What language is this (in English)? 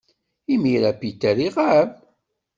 Kabyle